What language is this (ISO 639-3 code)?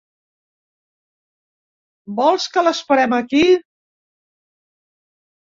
cat